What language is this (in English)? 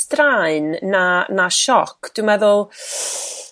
Welsh